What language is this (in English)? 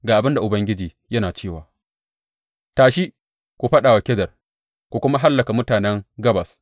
Hausa